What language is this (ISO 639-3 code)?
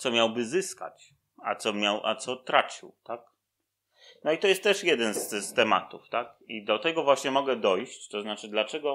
pol